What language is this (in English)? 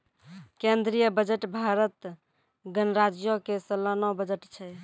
Maithili